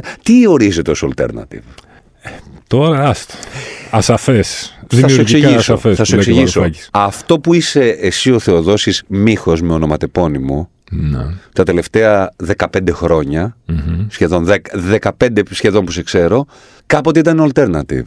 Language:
Greek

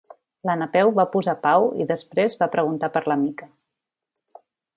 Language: Catalan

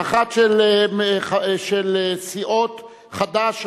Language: Hebrew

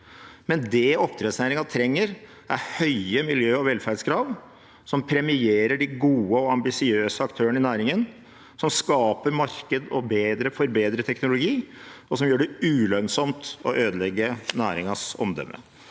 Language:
Norwegian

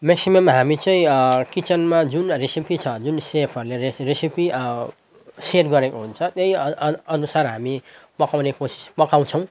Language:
Nepali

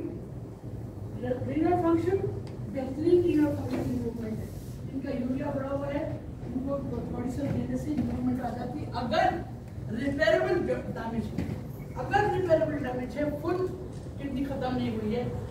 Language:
Hindi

